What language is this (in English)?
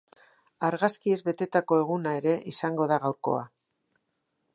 Basque